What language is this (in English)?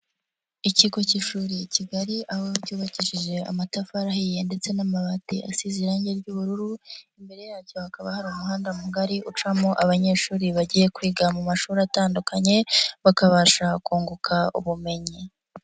Kinyarwanda